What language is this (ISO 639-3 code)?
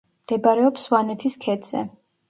kat